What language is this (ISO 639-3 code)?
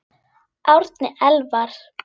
isl